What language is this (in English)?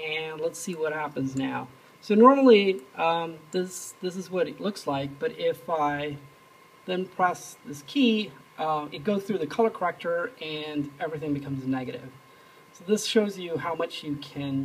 English